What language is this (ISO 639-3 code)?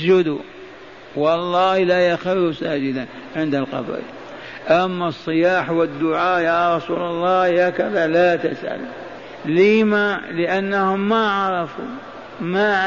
ara